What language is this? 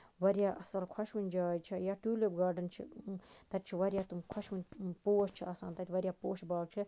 Kashmiri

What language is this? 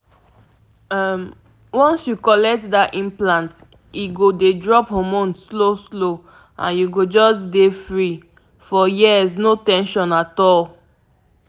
Nigerian Pidgin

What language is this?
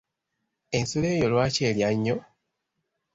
Ganda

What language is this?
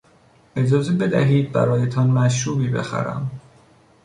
Persian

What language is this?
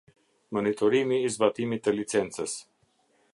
Albanian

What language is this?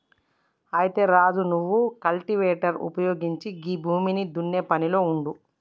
Telugu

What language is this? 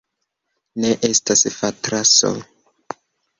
Esperanto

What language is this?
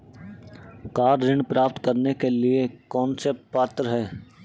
Hindi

